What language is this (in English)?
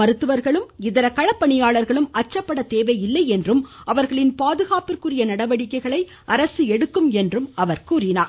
Tamil